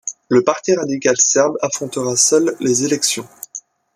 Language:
French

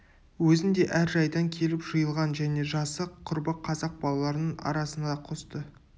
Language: Kazakh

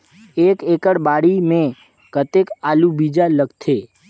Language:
Chhattisgarhi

